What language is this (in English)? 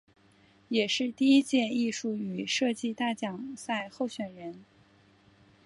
Chinese